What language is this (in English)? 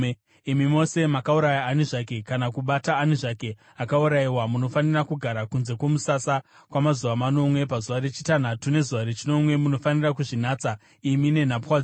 Shona